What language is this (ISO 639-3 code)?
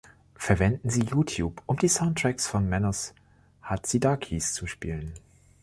deu